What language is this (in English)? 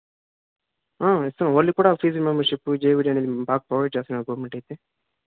Telugu